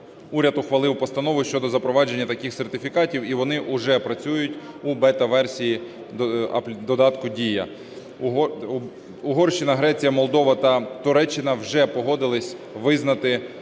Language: Ukrainian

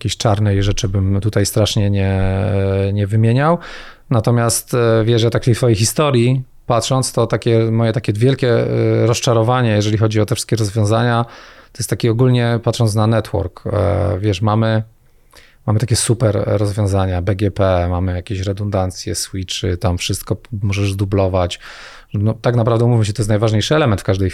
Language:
Polish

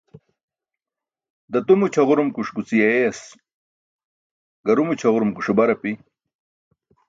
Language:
Burushaski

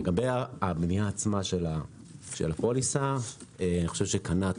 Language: Hebrew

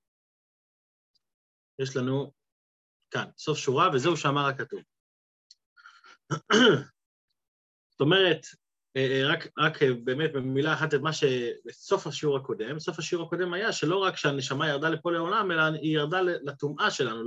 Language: Hebrew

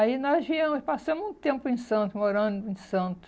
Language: Portuguese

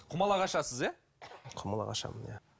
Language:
Kazakh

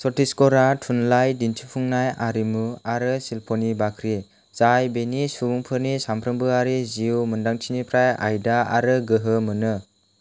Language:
Bodo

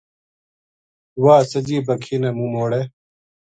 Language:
Gujari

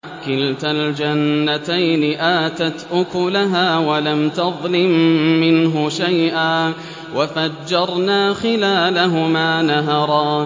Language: Arabic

